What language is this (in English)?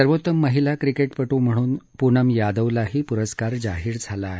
Marathi